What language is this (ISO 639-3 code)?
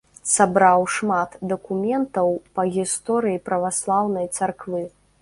bel